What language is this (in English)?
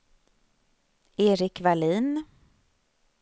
Swedish